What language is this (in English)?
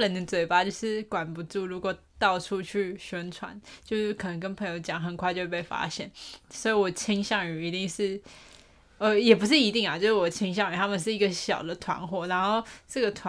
Chinese